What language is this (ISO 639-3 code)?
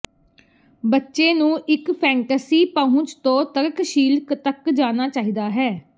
pan